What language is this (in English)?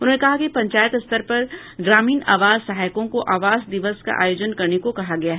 Hindi